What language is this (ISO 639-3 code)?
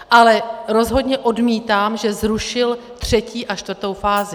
ces